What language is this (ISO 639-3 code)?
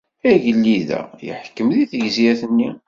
kab